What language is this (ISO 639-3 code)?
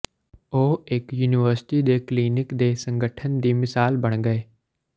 pan